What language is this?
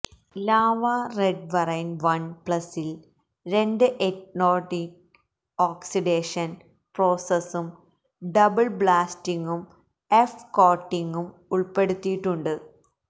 Malayalam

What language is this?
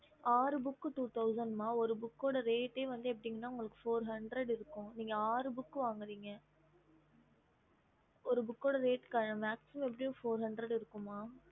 Tamil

